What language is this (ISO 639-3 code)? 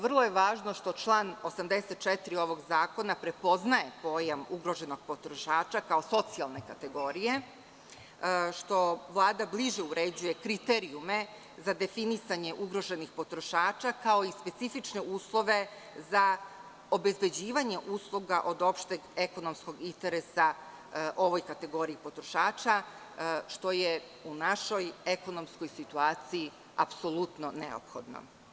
srp